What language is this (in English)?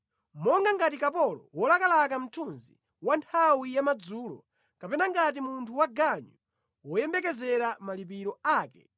Nyanja